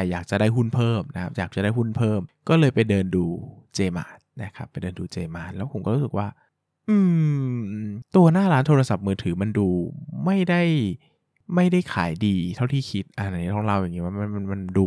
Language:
Thai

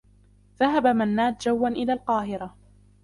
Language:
Arabic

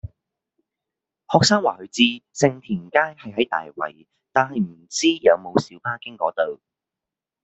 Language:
Cantonese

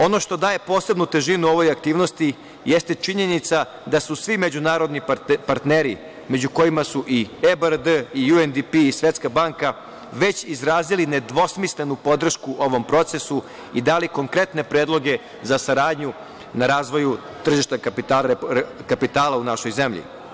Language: Serbian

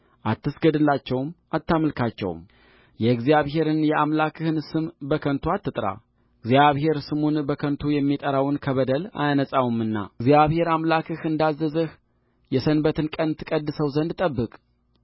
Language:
Amharic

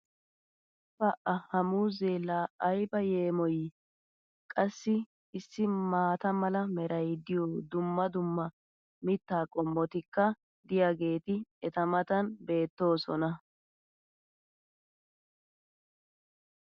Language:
Wolaytta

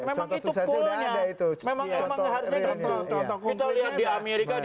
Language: Indonesian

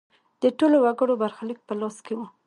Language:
Pashto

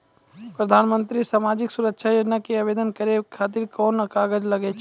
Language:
Maithili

